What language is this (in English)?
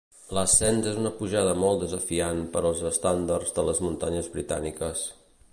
Catalan